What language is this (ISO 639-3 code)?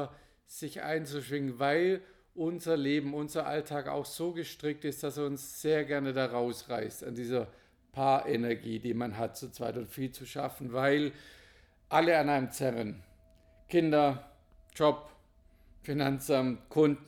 deu